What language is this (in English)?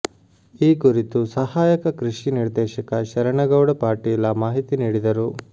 Kannada